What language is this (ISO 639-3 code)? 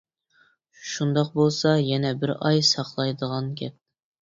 uig